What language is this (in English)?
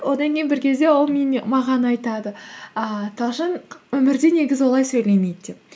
Kazakh